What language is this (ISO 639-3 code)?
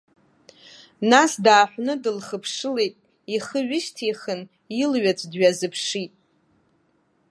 abk